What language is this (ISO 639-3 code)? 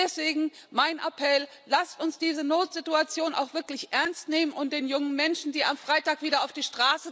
deu